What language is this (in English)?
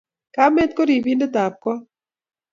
Kalenjin